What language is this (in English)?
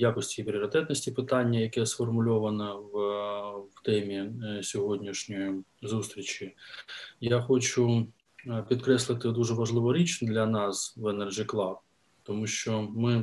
Ukrainian